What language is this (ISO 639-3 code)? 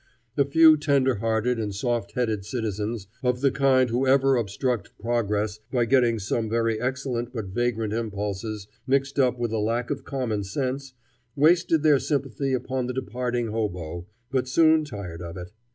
eng